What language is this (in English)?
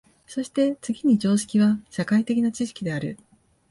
Japanese